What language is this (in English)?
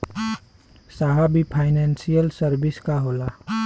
Bhojpuri